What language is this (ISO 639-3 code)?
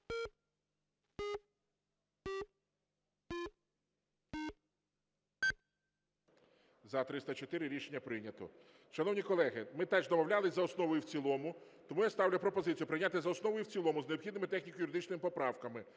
ukr